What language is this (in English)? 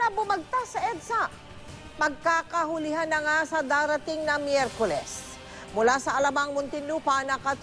Filipino